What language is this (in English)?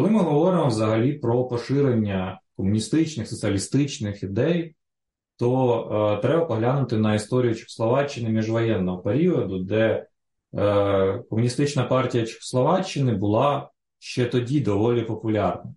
Ukrainian